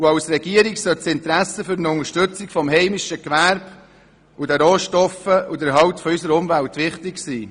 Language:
Swiss German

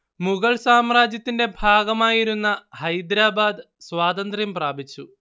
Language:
Malayalam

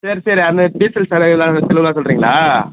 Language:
Tamil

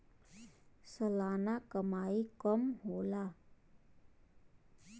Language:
Bhojpuri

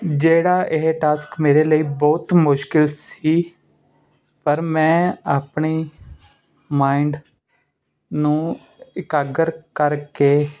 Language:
Punjabi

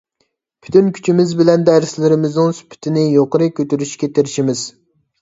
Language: Uyghur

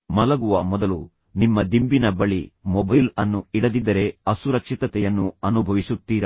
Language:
Kannada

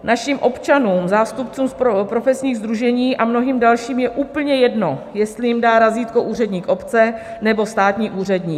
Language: Czech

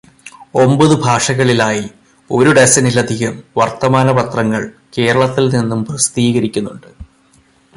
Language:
Malayalam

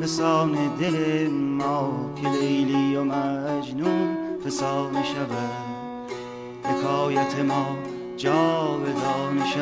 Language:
Persian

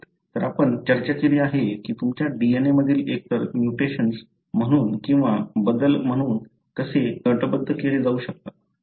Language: Marathi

